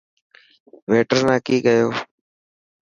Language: Dhatki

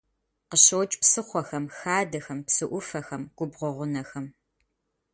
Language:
Kabardian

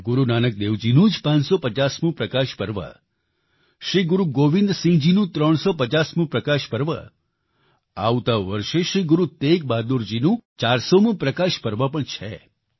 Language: Gujarati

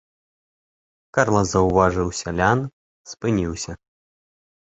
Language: Belarusian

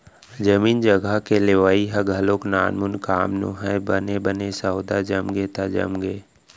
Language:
Chhattisgarhi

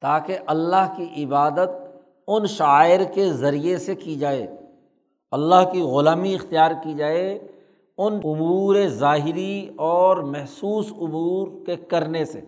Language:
Urdu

